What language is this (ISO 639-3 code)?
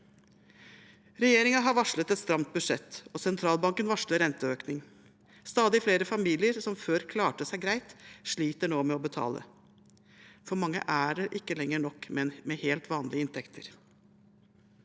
nor